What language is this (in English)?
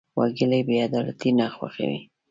Pashto